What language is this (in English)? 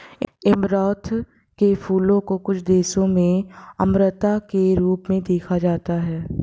Hindi